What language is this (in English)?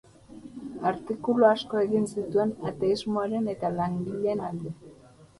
Basque